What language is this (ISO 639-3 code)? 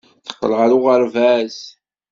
kab